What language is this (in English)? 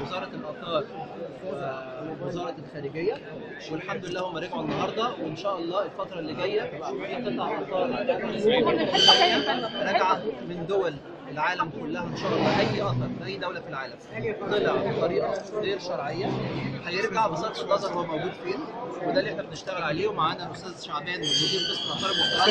Arabic